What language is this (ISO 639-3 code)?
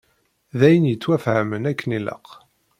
kab